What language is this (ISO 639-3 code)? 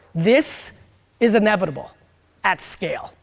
eng